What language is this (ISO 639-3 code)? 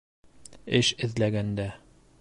bak